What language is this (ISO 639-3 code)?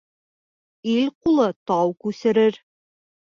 bak